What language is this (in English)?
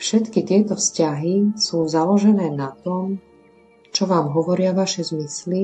Slovak